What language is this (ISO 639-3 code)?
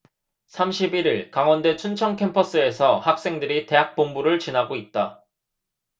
kor